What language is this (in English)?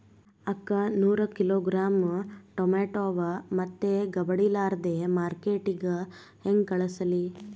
Kannada